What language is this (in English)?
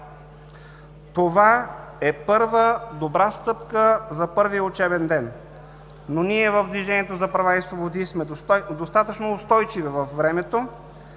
Bulgarian